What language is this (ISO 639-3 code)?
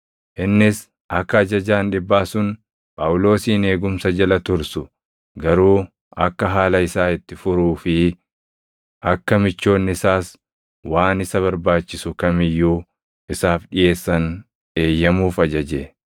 orm